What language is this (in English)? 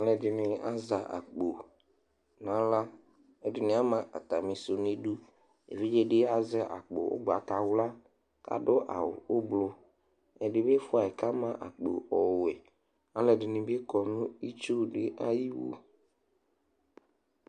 Ikposo